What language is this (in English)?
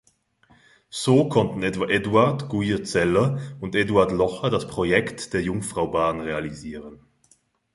German